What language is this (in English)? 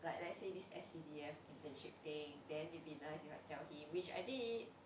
English